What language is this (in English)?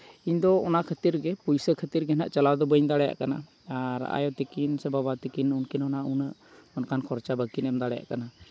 Santali